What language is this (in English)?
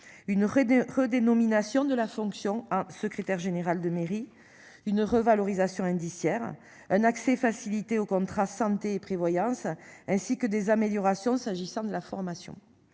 French